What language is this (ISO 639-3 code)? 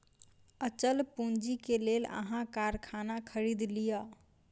mai